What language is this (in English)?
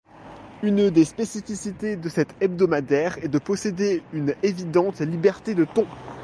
French